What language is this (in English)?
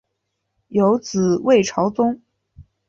Chinese